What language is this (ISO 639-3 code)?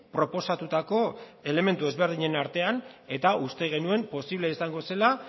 eus